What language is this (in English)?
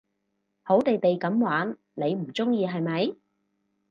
Cantonese